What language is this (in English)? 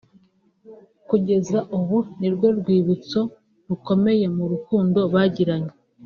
Kinyarwanda